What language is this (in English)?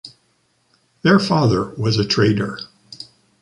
English